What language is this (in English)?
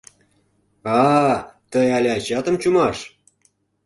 Mari